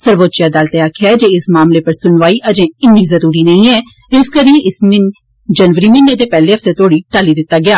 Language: Dogri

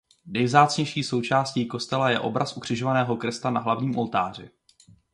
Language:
Czech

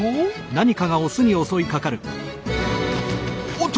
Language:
Japanese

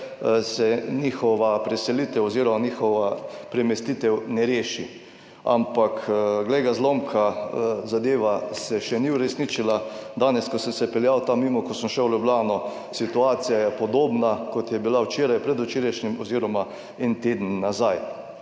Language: Slovenian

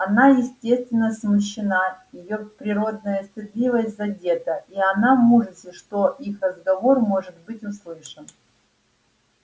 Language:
Russian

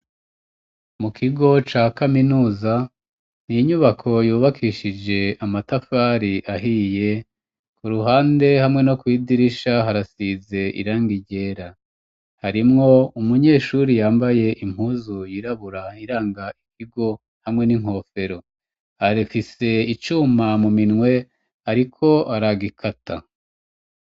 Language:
Rundi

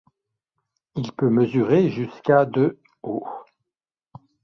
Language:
French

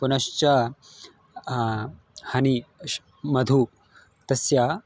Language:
Sanskrit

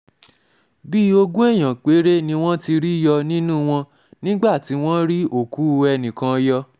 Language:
Yoruba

